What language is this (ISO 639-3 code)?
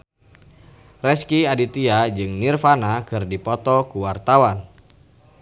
sun